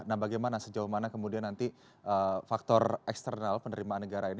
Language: Indonesian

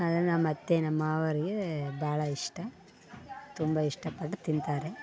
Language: Kannada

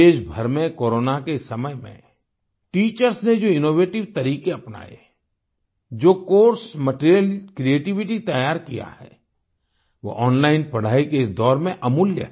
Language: Hindi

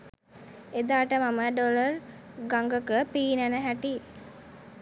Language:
Sinhala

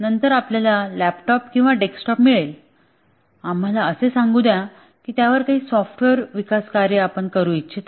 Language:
Marathi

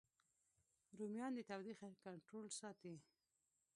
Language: Pashto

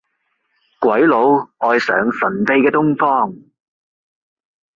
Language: Cantonese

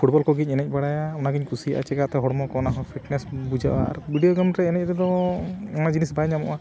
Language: Santali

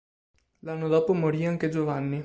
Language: Italian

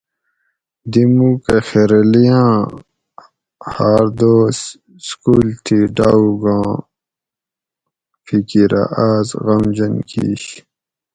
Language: Gawri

